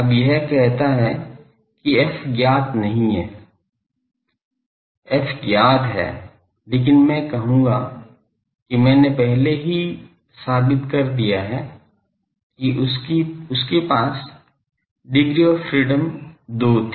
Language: Hindi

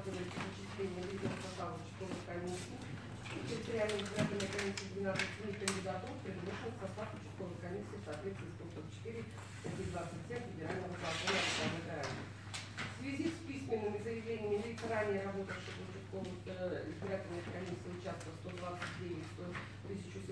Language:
Russian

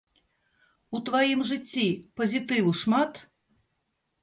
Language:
Belarusian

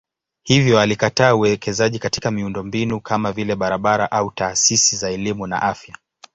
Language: Swahili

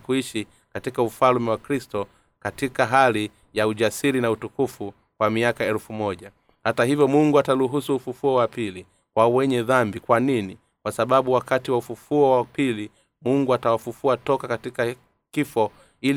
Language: Swahili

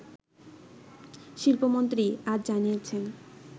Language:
Bangla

